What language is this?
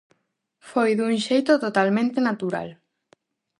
Galician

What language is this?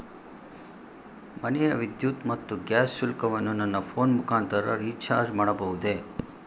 Kannada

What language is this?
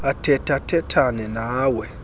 Xhosa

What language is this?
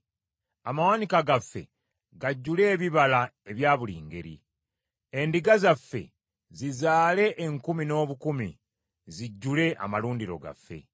Ganda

